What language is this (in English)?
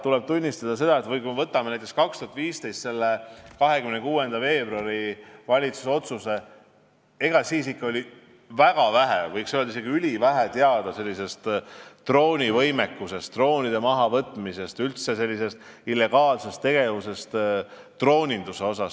Estonian